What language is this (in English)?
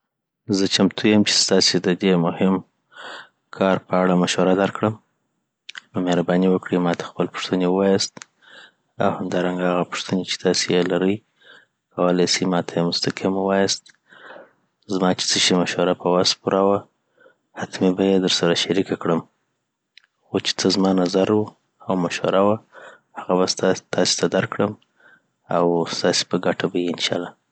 Southern Pashto